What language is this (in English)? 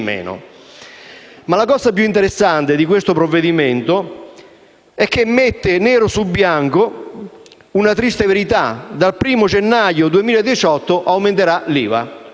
Italian